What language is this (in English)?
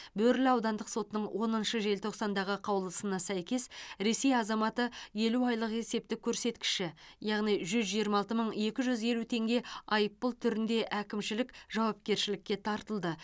Kazakh